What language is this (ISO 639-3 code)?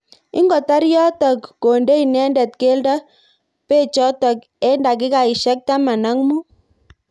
kln